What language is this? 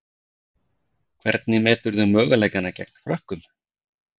Icelandic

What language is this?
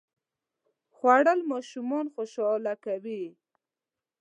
Pashto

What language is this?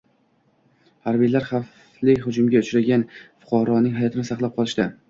Uzbek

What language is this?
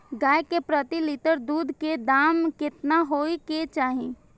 Maithili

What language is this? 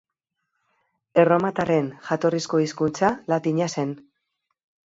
Basque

